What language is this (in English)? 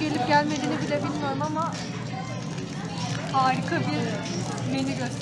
Turkish